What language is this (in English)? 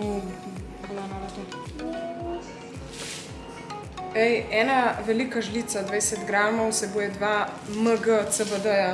Slovenian